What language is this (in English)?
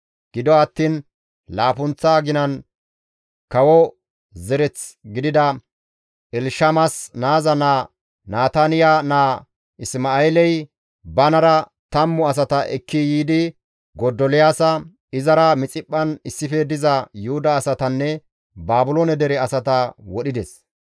Gamo